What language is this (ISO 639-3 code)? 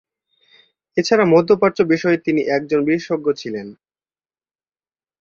ben